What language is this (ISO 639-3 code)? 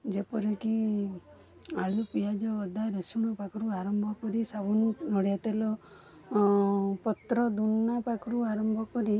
ori